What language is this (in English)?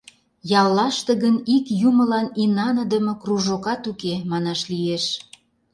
Mari